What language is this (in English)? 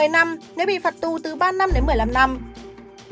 Vietnamese